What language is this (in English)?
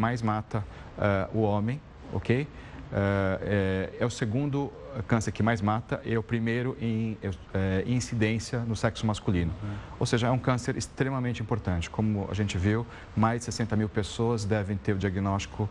Portuguese